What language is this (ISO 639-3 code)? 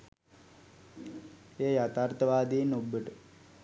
sin